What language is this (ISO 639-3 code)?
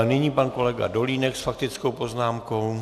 ces